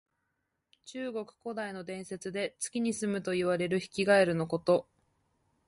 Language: Japanese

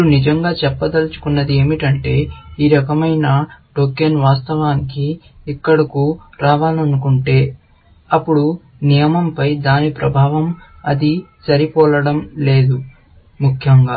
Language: Telugu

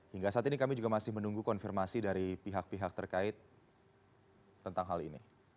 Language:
Indonesian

